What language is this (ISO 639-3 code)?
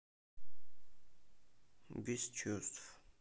rus